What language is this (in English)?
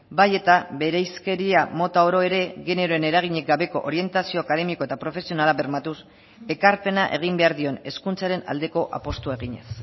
Basque